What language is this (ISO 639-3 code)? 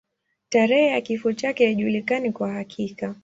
swa